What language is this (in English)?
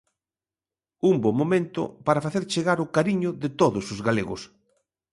Galician